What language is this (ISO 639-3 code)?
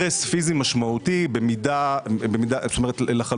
heb